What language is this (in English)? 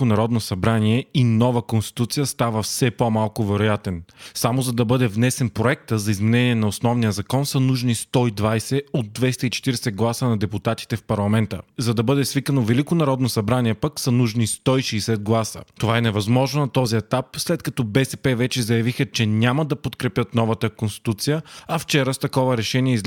Bulgarian